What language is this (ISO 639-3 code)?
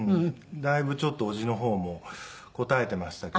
jpn